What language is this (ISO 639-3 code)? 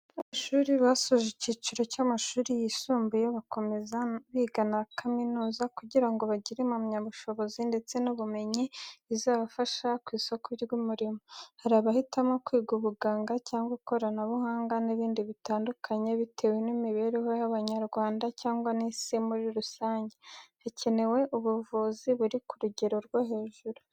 kin